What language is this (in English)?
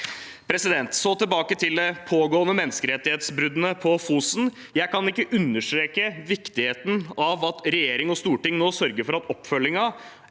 Norwegian